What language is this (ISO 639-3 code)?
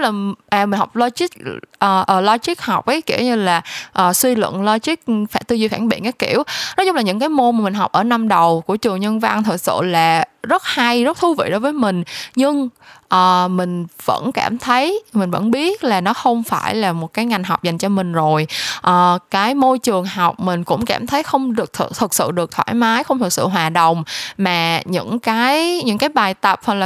vie